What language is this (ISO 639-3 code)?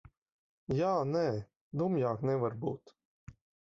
lav